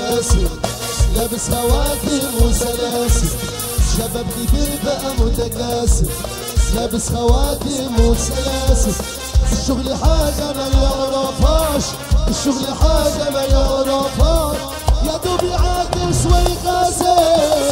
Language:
Arabic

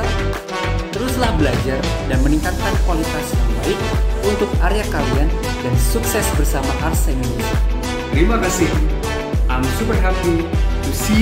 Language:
Indonesian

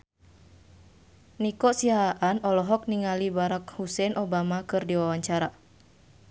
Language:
Sundanese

